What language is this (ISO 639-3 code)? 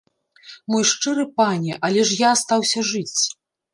bel